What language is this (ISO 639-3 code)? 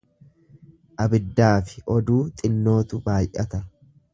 orm